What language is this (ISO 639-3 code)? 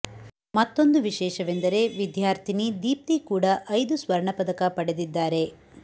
kan